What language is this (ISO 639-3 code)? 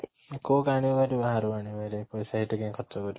ori